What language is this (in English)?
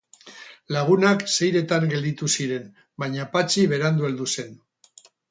Basque